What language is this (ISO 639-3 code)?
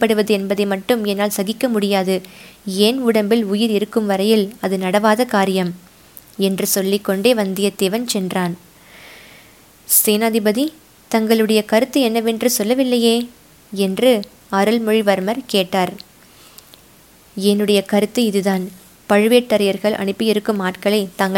tam